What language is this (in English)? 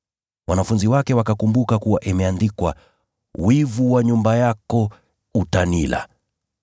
Swahili